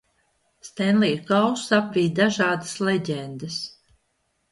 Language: Latvian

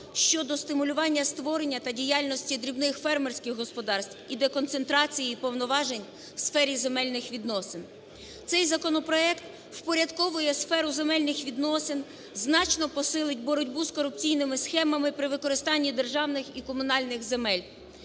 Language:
Ukrainian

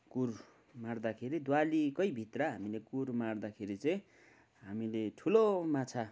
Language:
Nepali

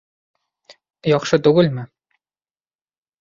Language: Bashkir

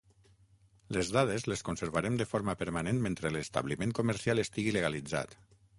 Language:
Catalan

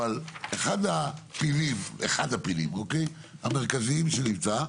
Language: Hebrew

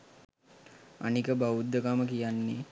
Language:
Sinhala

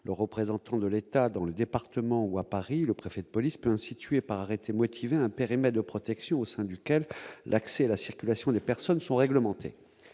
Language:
French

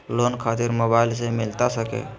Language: Magahi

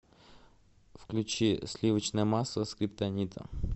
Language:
Russian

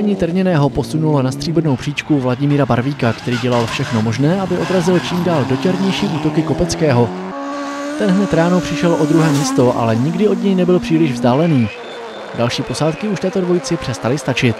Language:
Czech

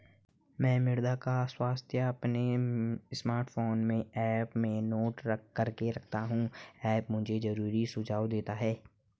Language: Hindi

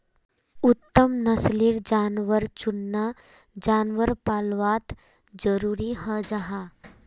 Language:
Magahi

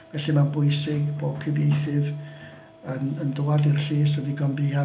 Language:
Welsh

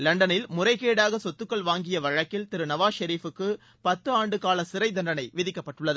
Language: Tamil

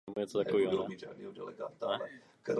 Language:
Czech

